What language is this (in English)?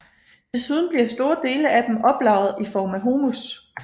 Danish